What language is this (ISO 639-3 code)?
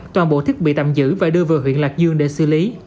vie